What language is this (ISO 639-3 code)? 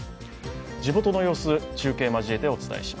jpn